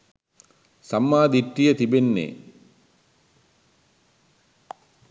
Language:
Sinhala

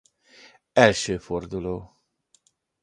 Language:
Hungarian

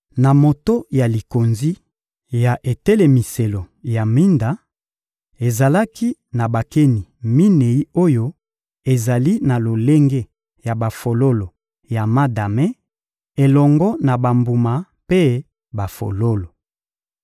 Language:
Lingala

